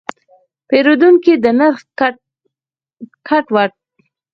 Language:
Pashto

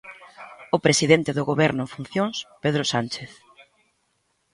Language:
Galician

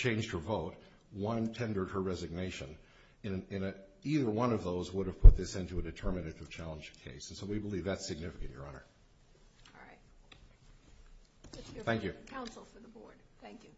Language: English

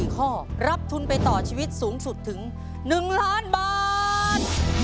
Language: Thai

